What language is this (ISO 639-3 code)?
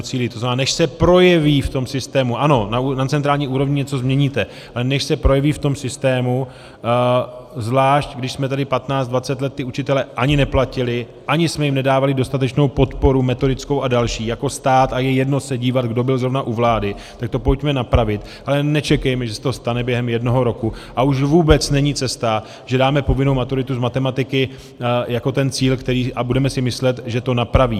ces